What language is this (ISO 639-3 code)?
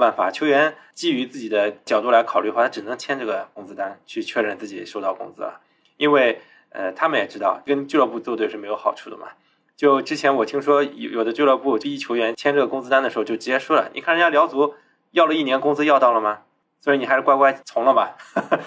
zho